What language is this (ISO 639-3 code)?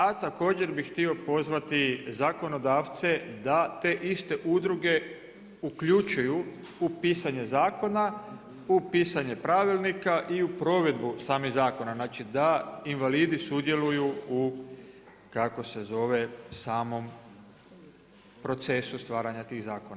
hrv